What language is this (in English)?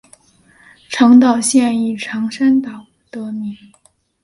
Chinese